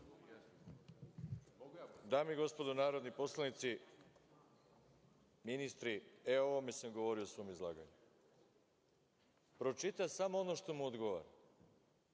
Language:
Serbian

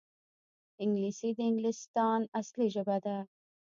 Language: Pashto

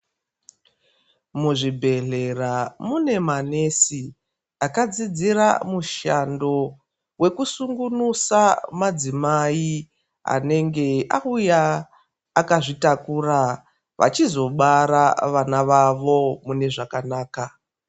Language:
Ndau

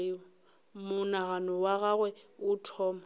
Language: Northern Sotho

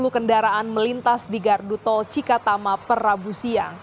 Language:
Indonesian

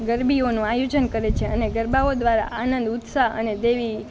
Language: Gujarati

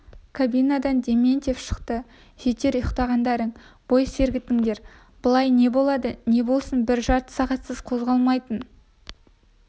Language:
Kazakh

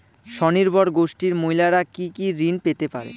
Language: Bangla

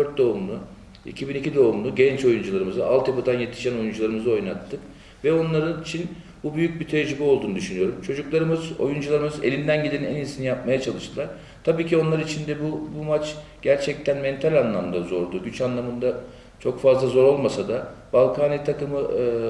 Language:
Turkish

